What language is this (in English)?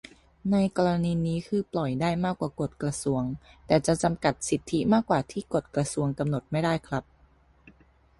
Thai